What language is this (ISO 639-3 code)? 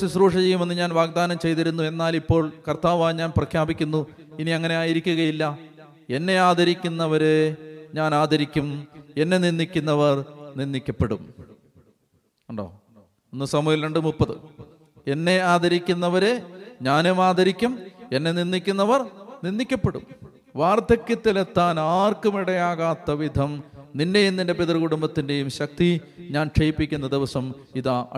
mal